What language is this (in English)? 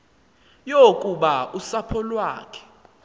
Xhosa